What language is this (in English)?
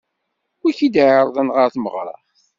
Kabyle